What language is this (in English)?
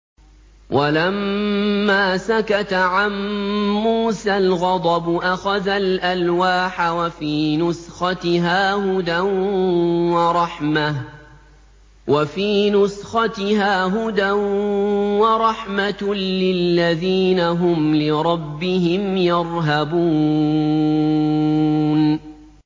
Arabic